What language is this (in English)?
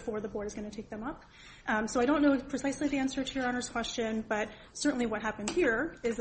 English